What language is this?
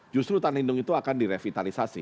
Indonesian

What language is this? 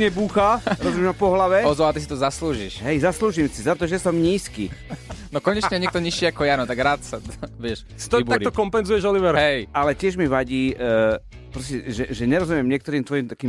Slovak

